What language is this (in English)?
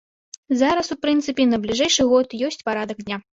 Belarusian